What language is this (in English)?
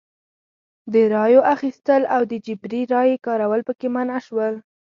Pashto